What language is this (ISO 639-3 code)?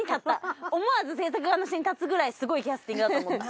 jpn